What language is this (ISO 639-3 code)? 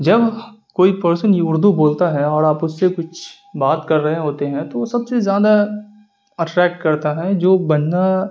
urd